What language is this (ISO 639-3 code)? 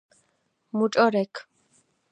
kat